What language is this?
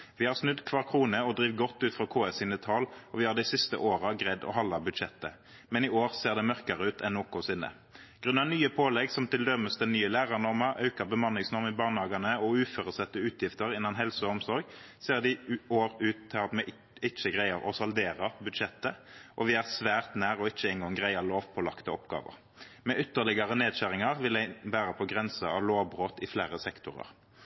Norwegian Nynorsk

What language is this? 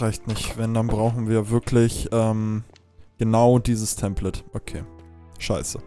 German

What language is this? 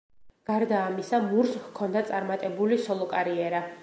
Georgian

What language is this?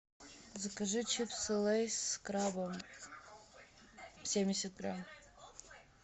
Russian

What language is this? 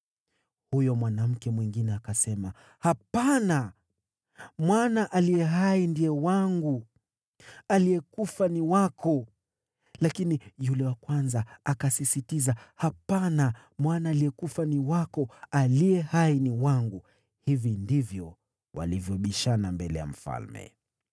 Swahili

